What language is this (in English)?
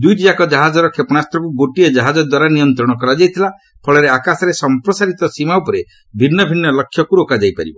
Odia